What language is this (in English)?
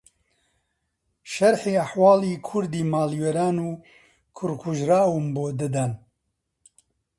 Central Kurdish